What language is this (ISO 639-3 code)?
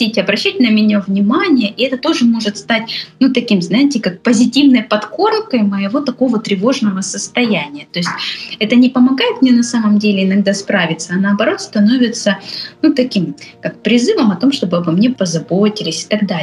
rus